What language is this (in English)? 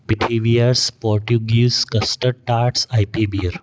Sindhi